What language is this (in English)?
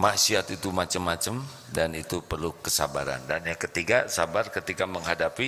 Indonesian